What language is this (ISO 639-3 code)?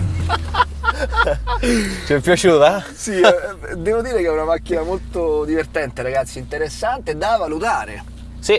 ita